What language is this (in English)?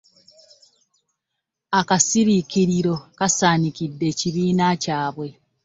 Ganda